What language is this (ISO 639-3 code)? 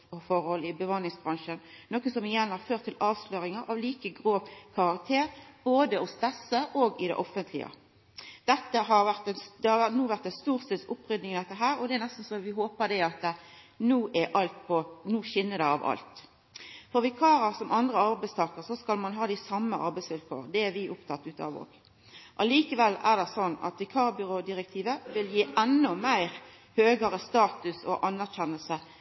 nno